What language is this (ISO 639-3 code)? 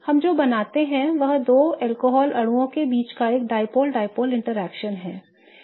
hin